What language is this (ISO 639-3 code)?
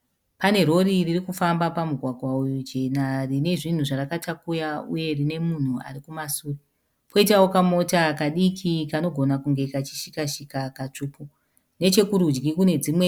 sna